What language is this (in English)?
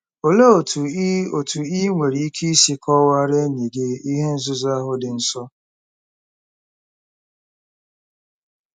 Igbo